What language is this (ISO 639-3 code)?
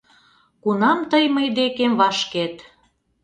chm